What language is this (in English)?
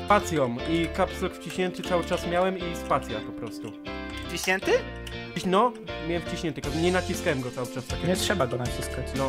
Polish